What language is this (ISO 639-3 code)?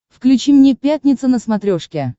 rus